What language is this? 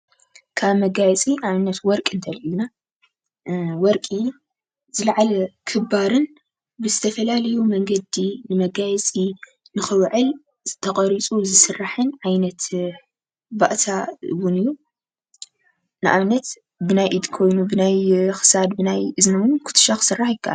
Tigrinya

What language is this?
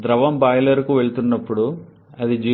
Telugu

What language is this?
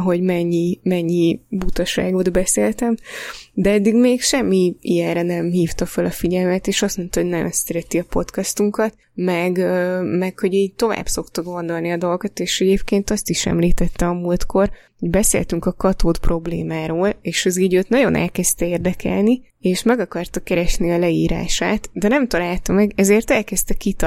Hungarian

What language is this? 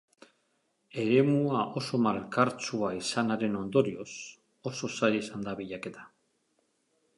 Basque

